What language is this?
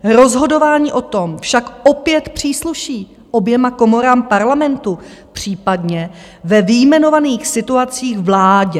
Czech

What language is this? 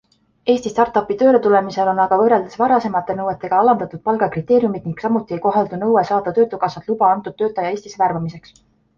Estonian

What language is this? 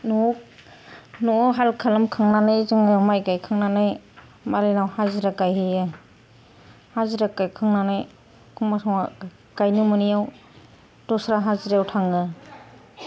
Bodo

